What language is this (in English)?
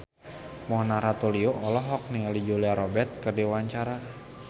Sundanese